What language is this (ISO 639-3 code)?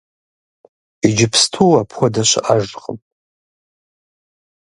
kbd